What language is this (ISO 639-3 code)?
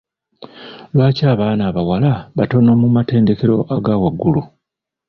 lug